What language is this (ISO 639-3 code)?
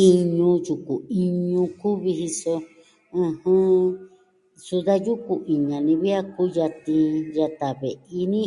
meh